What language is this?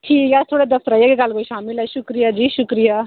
Dogri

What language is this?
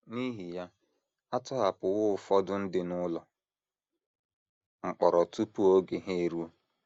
Igbo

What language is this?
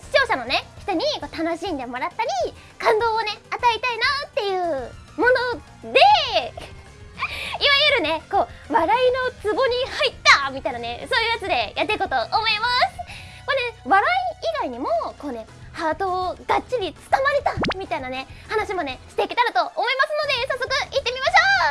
Japanese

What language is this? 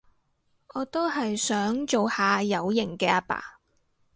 Cantonese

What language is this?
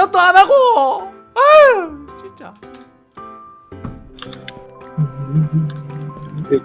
Korean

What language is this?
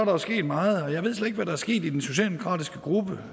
Danish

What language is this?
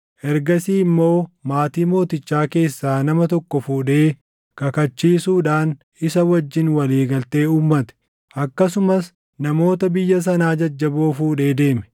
Oromo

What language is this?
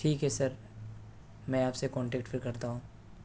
Urdu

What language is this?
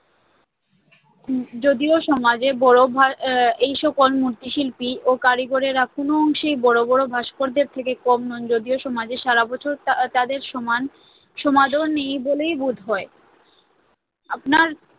Bangla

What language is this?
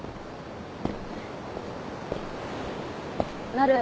Japanese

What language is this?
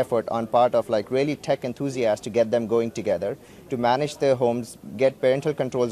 English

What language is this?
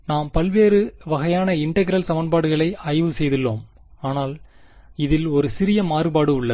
Tamil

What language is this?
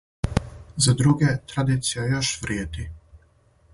Serbian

